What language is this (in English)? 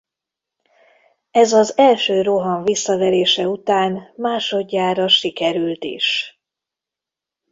Hungarian